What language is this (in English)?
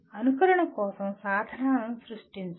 Telugu